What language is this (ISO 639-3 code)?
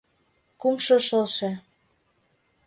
chm